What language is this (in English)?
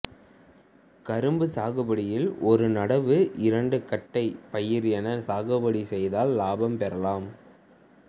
Tamil